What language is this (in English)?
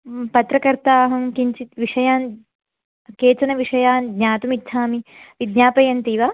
Sanskrit